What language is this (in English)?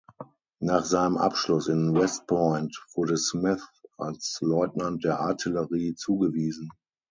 German